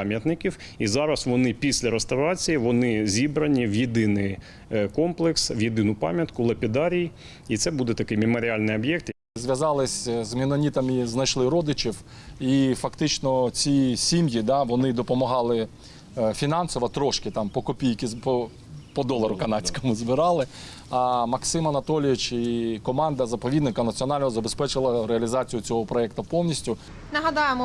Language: Ukrainian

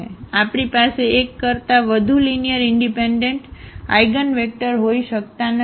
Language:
Gujarati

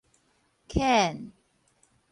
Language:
Min Nan Chinese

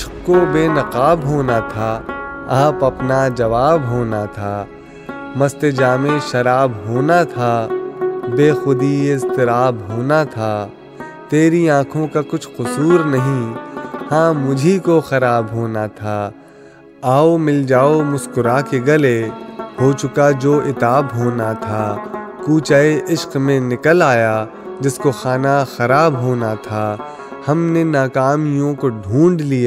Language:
Urdu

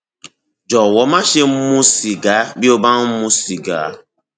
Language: Yoruba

